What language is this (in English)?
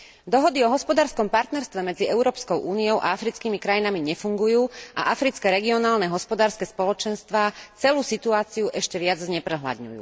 Slovak